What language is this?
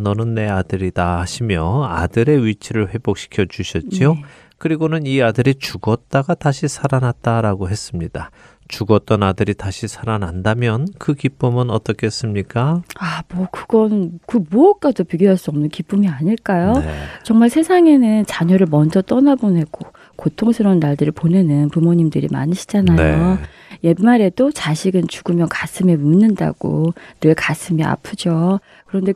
Korean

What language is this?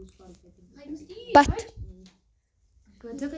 Kashmiri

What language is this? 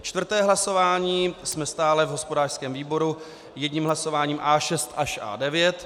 Czech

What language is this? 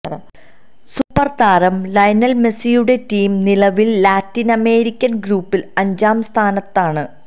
Malayalam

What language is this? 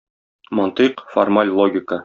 Tatar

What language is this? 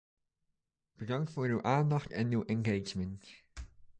Dutch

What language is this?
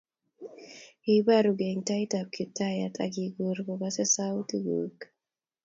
Kalenjin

